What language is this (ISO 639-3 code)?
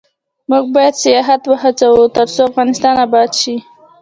pus